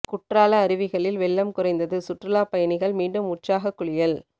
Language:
Tamil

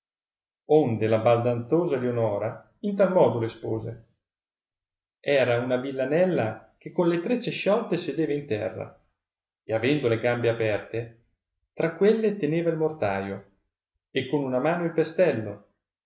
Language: Italian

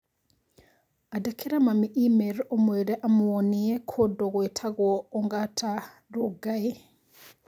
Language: Kikuyu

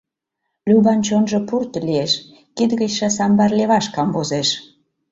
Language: Mari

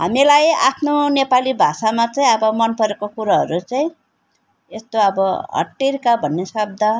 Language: Nepali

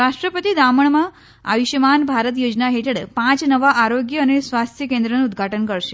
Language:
Gujarati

